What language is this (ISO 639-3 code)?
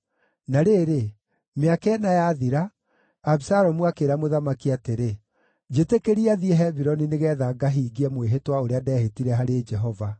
kik